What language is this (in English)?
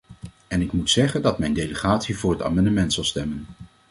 Dutch